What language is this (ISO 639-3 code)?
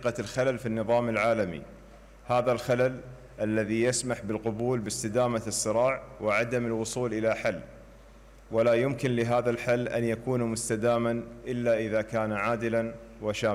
ara